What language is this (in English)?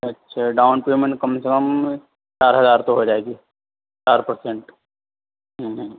Urdu